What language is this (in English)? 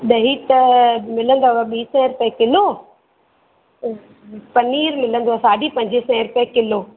Sindhi